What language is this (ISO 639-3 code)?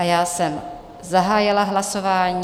ces